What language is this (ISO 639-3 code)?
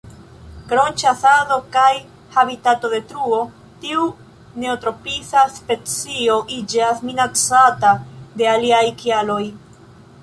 epo